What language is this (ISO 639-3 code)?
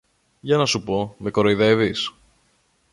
ell